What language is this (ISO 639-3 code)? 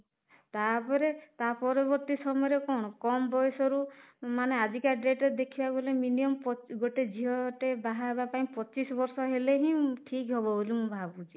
ori